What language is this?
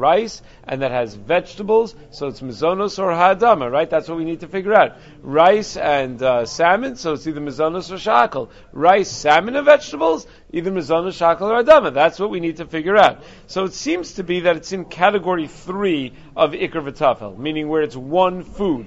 English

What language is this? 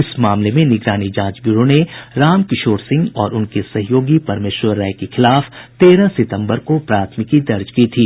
Hindi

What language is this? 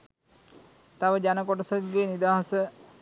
Sinhala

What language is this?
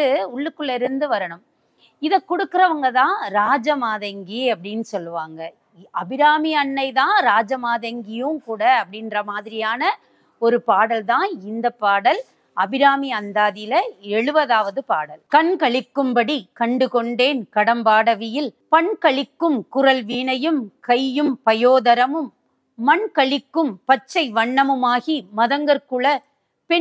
Turkish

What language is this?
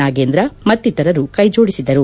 Kannada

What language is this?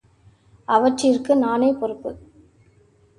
Tamil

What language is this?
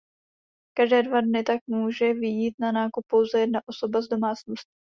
Czech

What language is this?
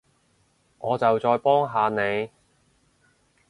Cantonese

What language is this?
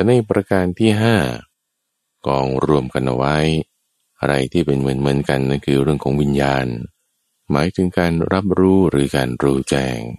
Thai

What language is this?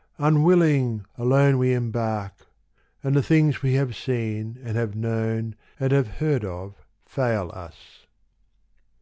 English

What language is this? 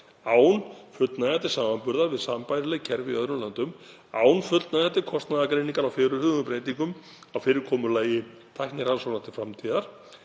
Icelandic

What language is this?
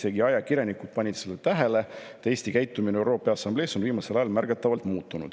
Estonian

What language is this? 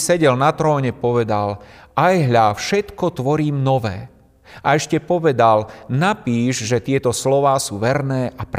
Slovak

